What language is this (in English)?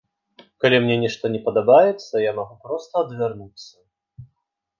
Belarusian